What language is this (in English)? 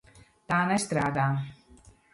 Latvian